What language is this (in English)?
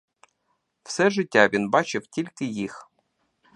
Ukrainian